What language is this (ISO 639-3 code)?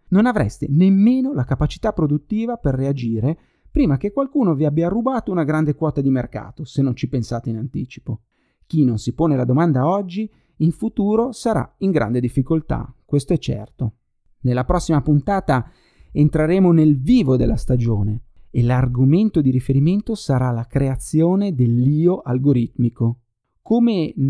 ita